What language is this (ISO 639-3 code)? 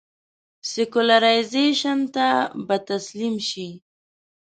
pus